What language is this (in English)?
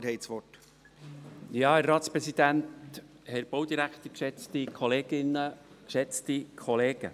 Swiss German